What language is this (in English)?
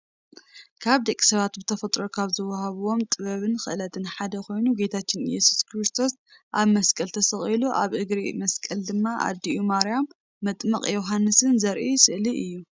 Tigrinya